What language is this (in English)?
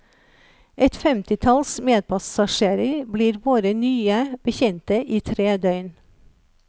Norwegian